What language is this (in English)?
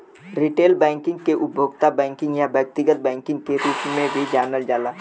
Bhojpuri